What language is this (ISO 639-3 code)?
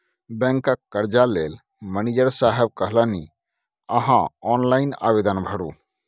mai